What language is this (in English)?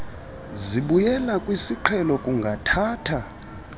Xhosa